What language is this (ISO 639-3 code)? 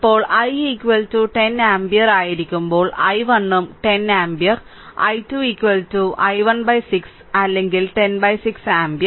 mal